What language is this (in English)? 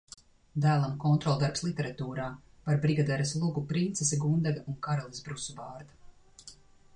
Latvian